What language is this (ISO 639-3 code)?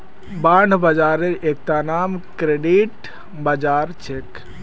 mag